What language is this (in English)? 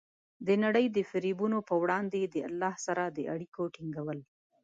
Pashto